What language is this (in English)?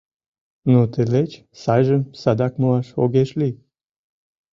Mari